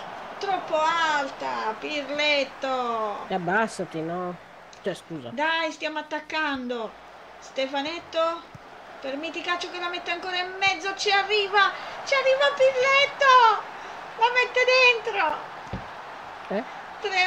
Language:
Italian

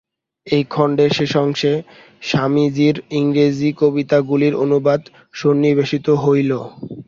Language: Bangla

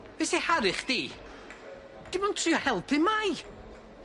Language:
Welsh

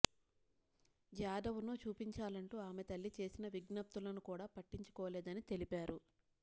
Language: Telugu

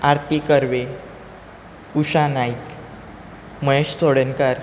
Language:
Konkani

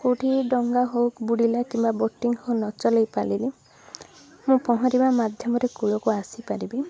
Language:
Odia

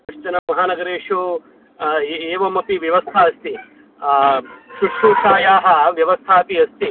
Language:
Sanskrit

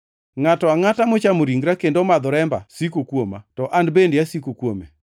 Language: Luo (Kenya and Tanzania)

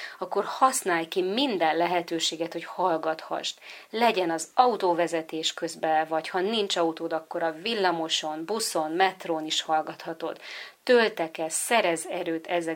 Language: Hungarian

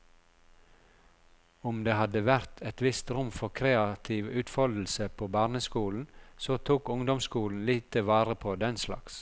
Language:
Norwegian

